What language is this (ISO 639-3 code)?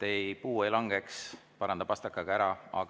est